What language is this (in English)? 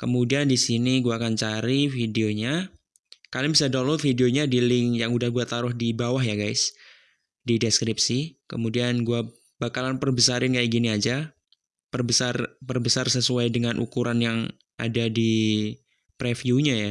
Indonesian